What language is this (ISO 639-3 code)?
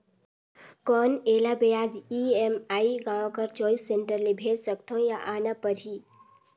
hne